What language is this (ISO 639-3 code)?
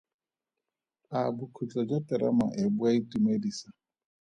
tsn